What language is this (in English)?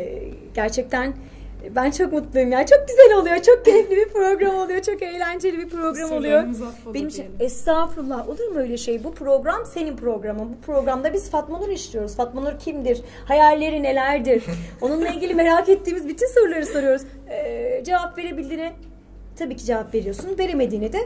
Turkish